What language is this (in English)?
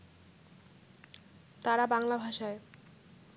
Bangla